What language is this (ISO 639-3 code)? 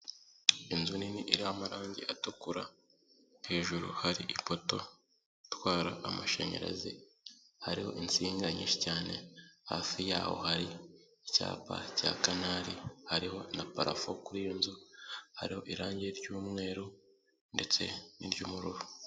kin